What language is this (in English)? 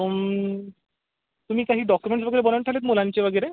Marathi